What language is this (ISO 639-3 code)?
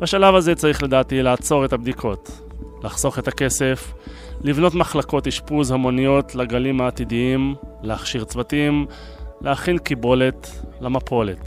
heb